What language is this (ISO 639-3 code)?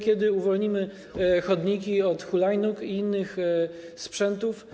pol